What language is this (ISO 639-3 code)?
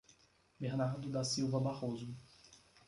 por